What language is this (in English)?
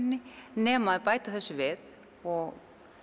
Icelandic